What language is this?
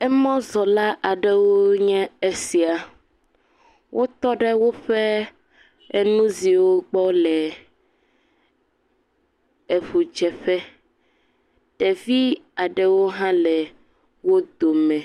Ewe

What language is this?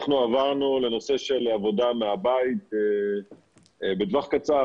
Hebrew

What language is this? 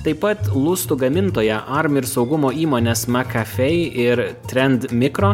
Lithuanian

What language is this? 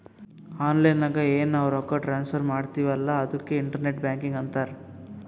Kannada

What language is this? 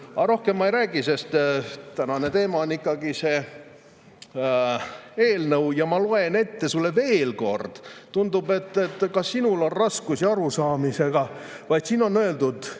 Estonian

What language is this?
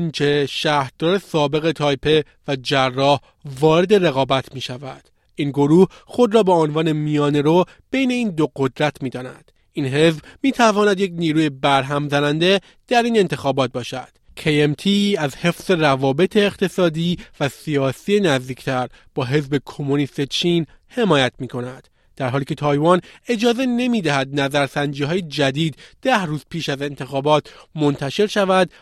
Persian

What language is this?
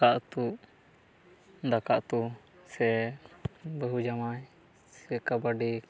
Santali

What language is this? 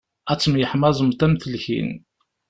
Kabyle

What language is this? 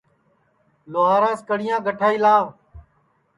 Sansi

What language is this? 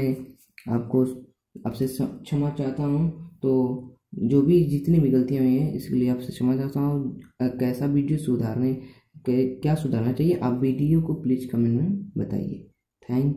Hindi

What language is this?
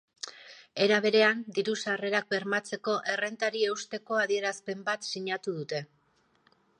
Basque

